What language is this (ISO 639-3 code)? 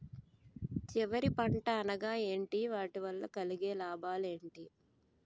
tel